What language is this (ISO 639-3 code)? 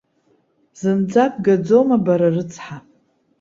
abk